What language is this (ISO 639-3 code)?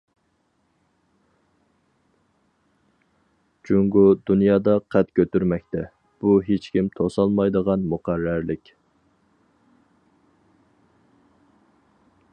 uig